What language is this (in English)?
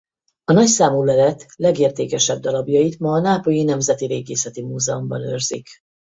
Hungarian